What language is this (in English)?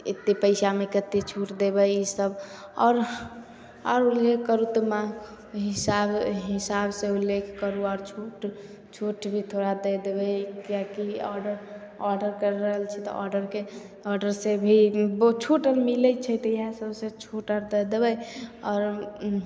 Maithili